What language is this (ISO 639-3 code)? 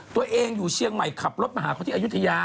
tha